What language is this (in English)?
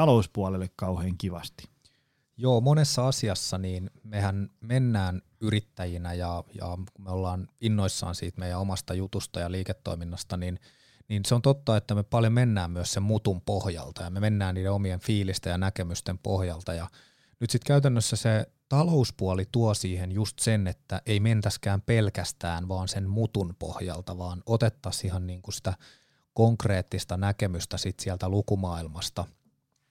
Finnish